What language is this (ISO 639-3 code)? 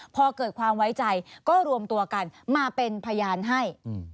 tha